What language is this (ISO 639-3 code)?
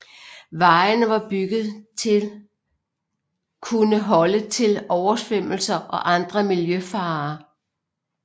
dan